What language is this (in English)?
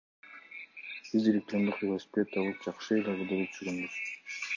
Kyrgyz